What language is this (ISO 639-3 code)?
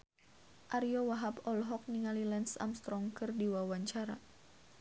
sun